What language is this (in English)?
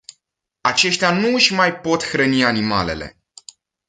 Romanian